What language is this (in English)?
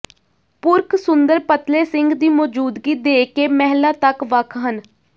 Punjabi